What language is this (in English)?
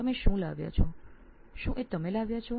Gujarati